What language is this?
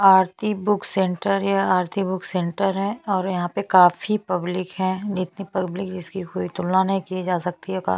Hindi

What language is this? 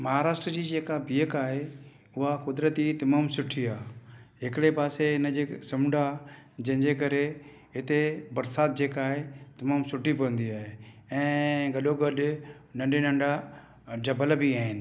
Sindhi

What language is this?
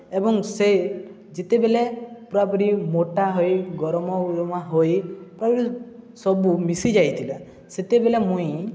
Odia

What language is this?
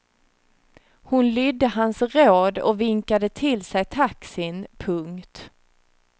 Swedish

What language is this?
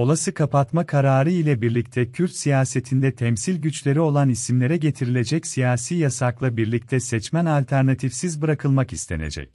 Turkish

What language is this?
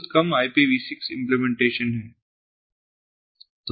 Hindi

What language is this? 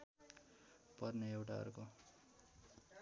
Nepali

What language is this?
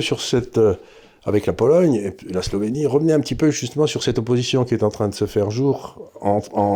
French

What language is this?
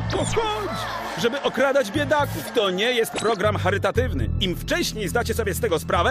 Polish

